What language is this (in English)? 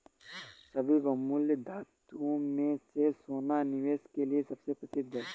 Hindi